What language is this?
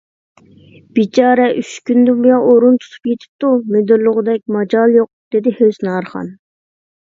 Uyghur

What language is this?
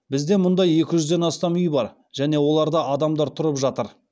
Kazakh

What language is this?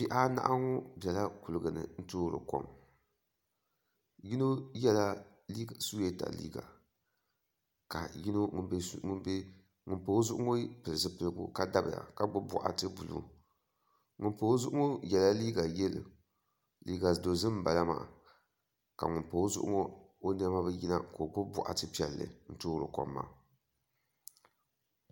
Dagbani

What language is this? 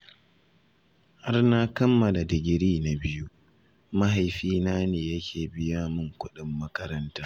Hausa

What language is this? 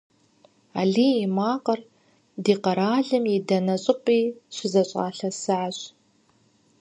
Kabardian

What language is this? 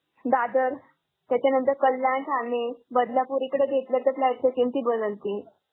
Marathi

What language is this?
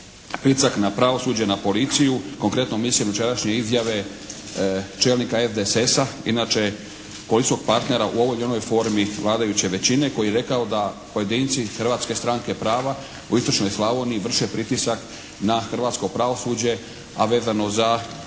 Croatian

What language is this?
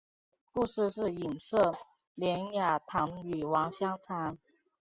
Chinese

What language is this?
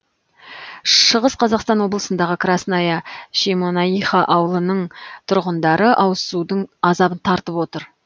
Kazakh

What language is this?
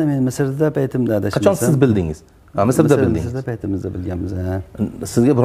Turkish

